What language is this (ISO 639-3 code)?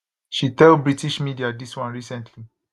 pcm